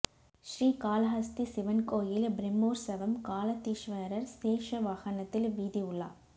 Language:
Tamil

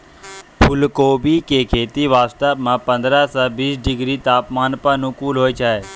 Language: Maithili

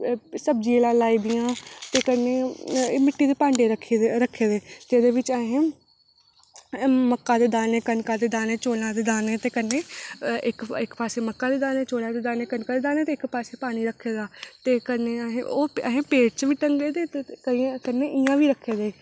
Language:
Dogri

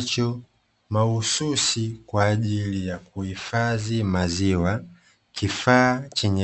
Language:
Swahili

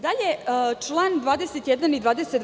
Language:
Serbian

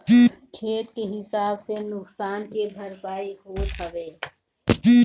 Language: Bhojpuri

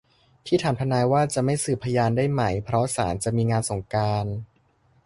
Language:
Thai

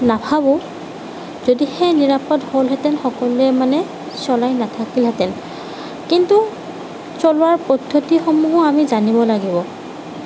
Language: Assamese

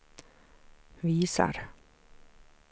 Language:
Swedish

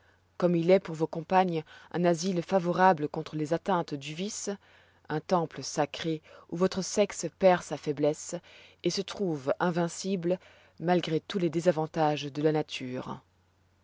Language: French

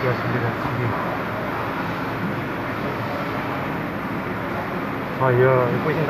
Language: Indonesian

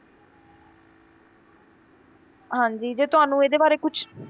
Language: Punjabi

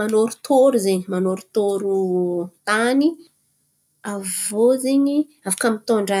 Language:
Antankarana Malagasy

